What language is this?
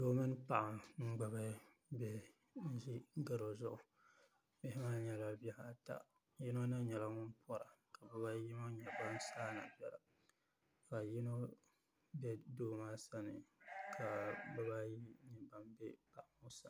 Dagbani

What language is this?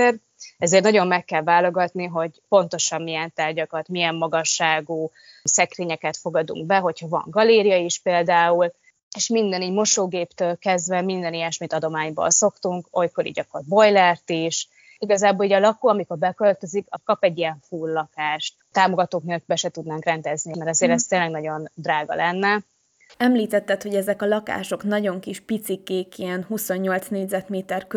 Hungarian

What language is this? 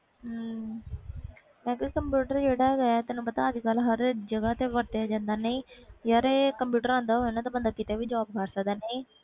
Punjabi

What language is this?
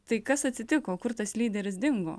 Lithuanian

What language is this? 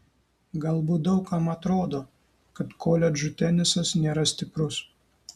Lithuanian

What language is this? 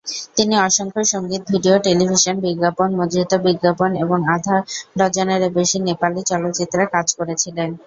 Bangla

